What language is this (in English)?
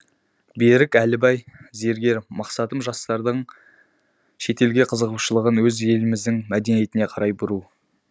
Kazakh